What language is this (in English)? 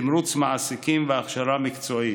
Hebrew